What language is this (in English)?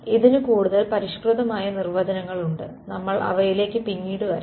Malayalam